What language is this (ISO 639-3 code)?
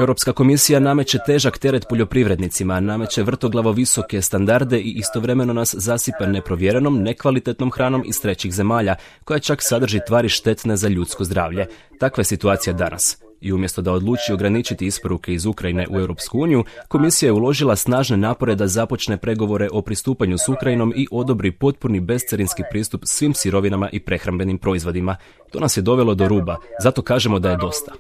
hrv